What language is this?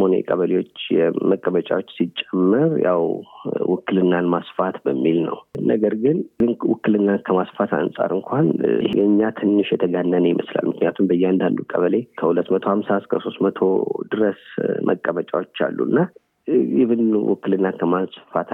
Amharic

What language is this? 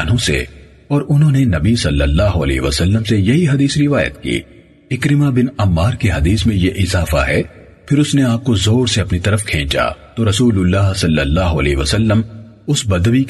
Urdu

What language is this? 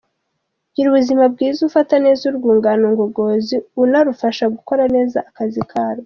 Kinyarwanda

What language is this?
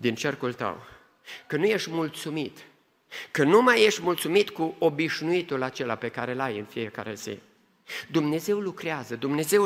Romanian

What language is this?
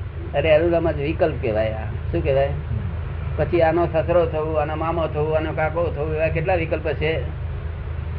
Gujarati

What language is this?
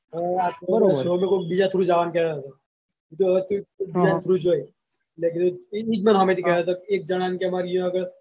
Gujarati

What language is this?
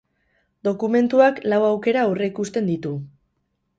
Basque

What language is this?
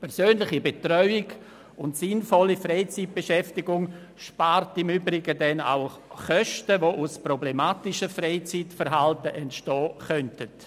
Swiss German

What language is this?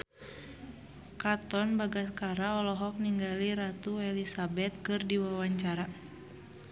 Sundanese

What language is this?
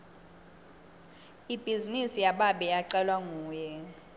Swati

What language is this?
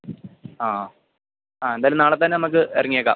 Malayalam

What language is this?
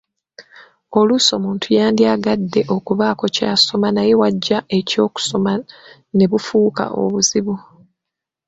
Ganda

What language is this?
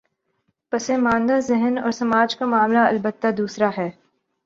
Urdu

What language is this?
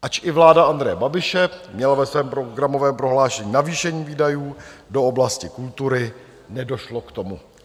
Czech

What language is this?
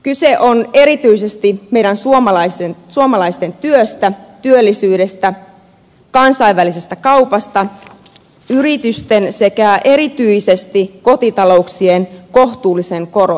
Finnish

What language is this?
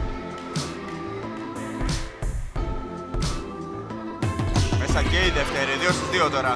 Greek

